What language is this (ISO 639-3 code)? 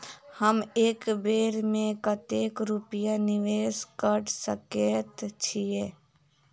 mai